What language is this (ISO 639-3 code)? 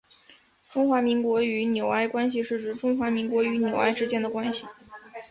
zho